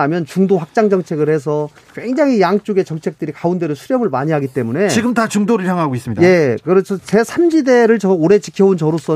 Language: Korean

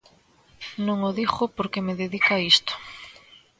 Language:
Galician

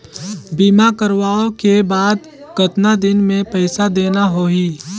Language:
Chhattisgarhi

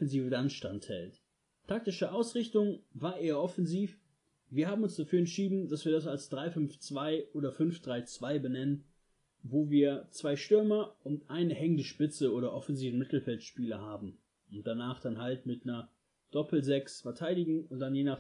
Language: German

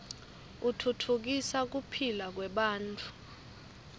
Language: Swati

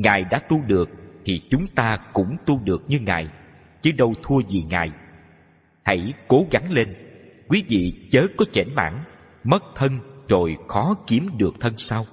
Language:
Vietnamese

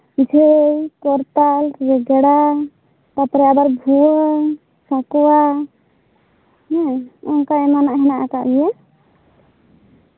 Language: Santali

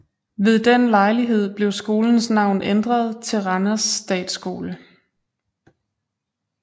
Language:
Danish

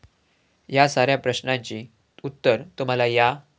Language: Marathi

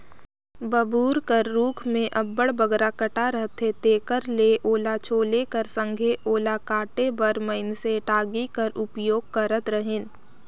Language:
Chhattisgarhi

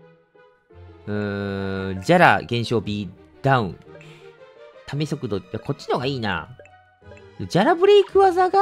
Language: Japanese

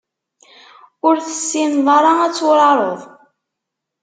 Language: Kabyle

